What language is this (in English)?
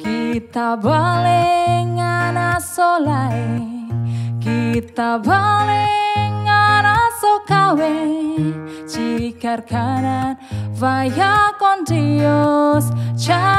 Indonesian